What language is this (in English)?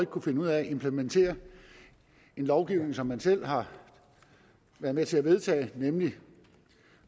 Danish